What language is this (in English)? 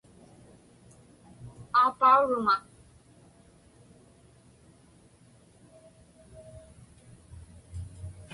Inupiaq